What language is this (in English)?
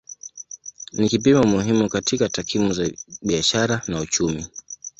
Swahili